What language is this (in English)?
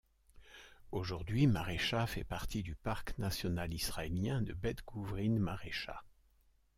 French